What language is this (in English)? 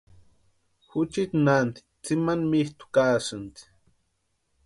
Western Highland Purepecha